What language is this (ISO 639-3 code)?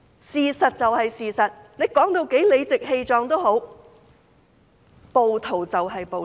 yue